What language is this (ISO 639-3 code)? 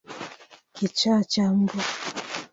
swa